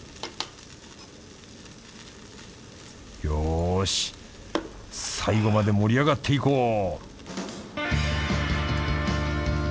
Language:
Japanese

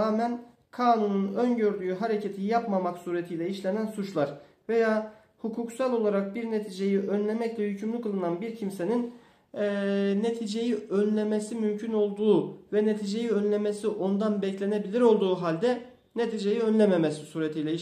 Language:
Turkish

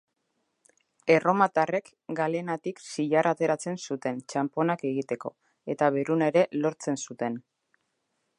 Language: Basque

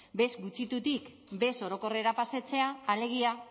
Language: Basque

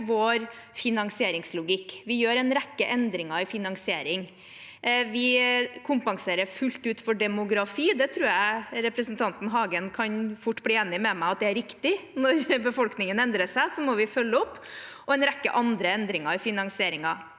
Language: Norwegian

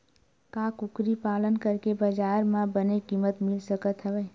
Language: Chhattisgarhi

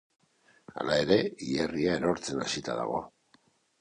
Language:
Basque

